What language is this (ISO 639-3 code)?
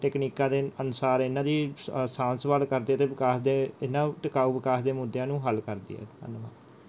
pan